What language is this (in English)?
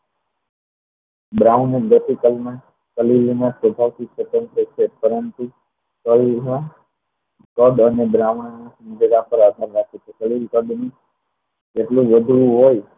Gujarati